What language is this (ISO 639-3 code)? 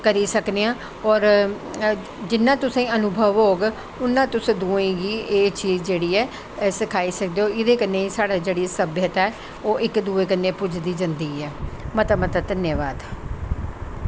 doi